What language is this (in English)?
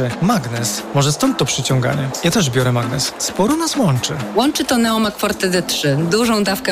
Polish